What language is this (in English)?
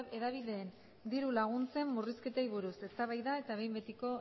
Basque